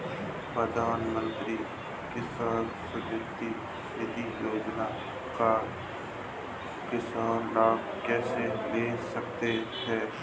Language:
Hindi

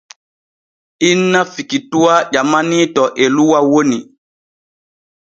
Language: Borgu Fulfulde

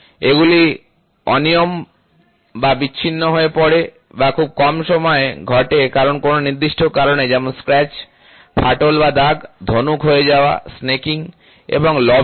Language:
Bangla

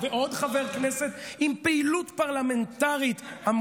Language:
Hebrew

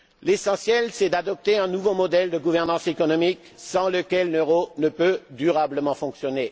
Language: French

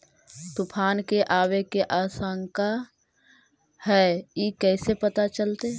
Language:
Magahi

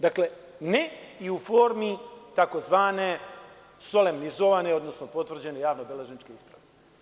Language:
Serbian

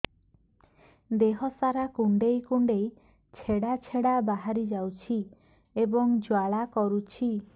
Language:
Odia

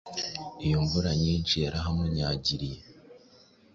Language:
Kinyarwanda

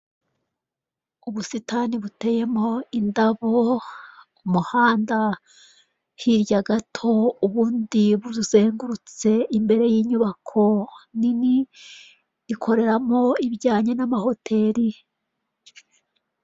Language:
Kinyarwanda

